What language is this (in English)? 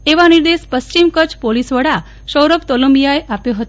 Gujarati